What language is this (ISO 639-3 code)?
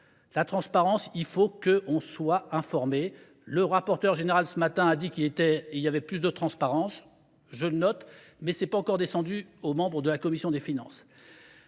fra